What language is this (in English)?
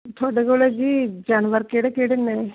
Punjabi